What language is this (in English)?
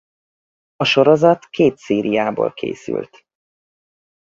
Hungarian